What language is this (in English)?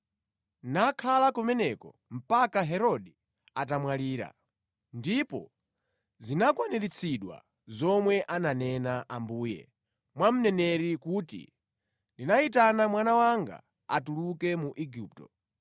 Nyanja